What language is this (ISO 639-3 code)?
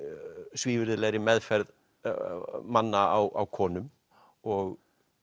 isl